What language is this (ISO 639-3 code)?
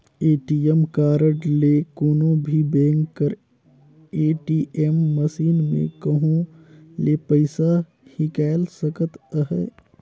hne